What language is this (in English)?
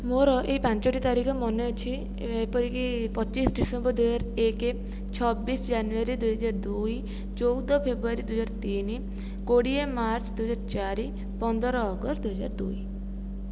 Odia